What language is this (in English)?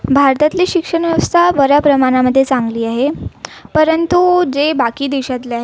Marathi